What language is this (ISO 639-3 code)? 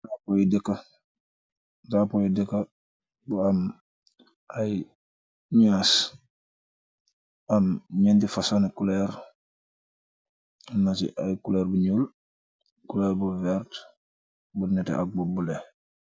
wol